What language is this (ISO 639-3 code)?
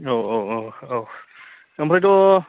brx